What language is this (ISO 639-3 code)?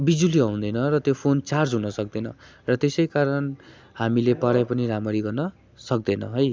nep